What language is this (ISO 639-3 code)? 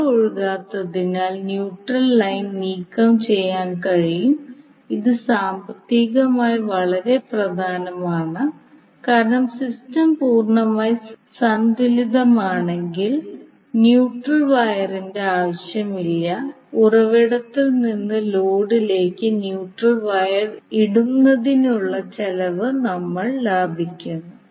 mal